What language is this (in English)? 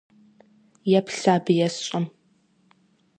Kabardian